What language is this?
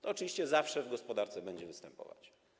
Polish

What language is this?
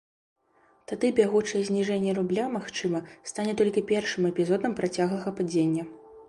Belarusian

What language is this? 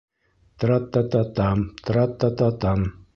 Bashkir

